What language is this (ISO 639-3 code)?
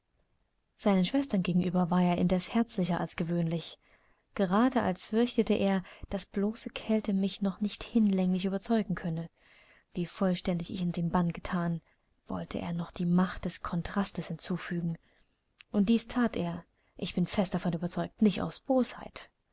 deu